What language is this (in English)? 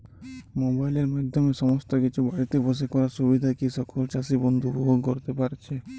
Bangla